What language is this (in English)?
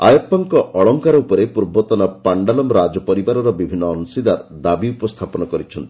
Odia